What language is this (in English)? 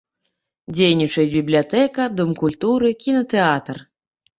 Belarusian